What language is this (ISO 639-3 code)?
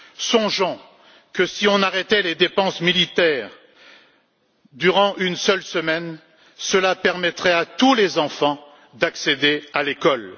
fra